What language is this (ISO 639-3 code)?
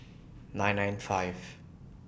eng